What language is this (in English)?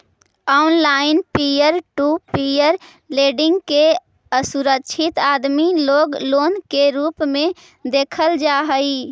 Magahi